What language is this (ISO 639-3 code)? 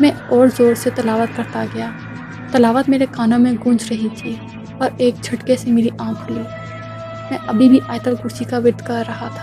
urd